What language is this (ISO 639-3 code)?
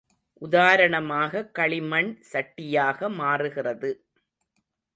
tam